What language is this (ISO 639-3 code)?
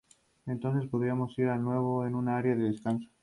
spa